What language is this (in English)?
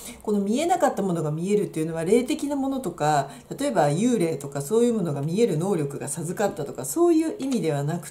Japanese